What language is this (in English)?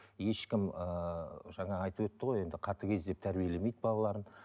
Kazakh